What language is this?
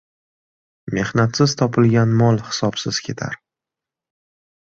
Uzbek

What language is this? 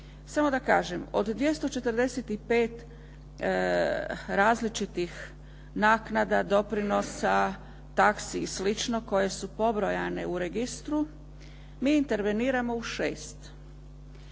Croatian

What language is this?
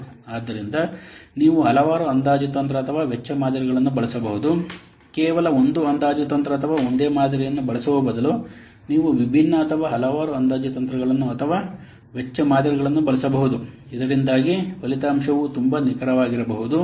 Kannada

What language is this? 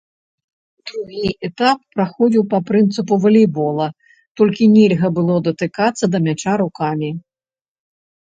Belarusian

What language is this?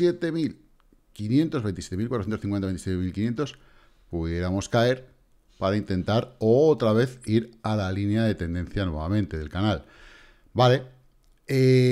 Spanish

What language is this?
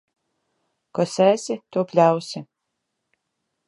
Latvian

